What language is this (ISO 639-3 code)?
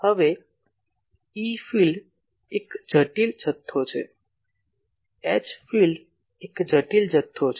guj